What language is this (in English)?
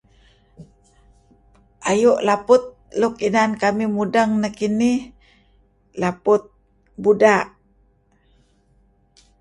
Kelabit